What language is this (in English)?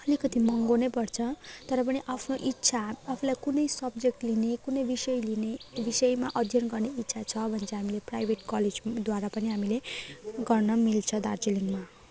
Nepali